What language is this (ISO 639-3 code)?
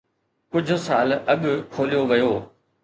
snd